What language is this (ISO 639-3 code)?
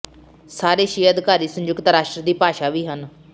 pan